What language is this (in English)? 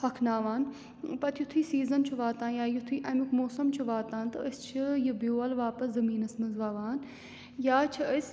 Kashmiri